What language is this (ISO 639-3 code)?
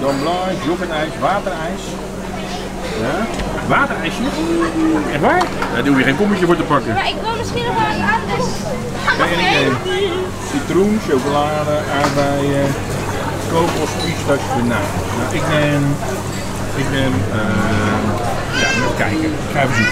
nld